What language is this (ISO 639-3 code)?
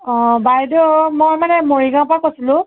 asm